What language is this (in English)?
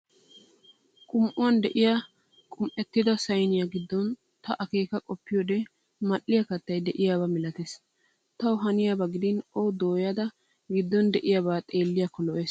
Wolaytta